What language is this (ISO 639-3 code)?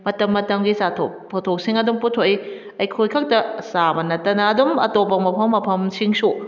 mni